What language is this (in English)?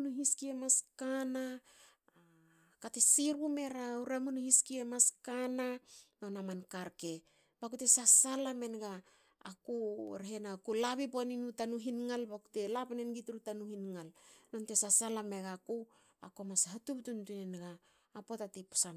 Hakö